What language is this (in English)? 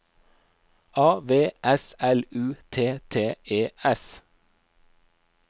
Norwegian